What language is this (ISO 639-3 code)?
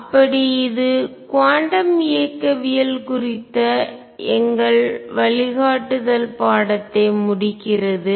tam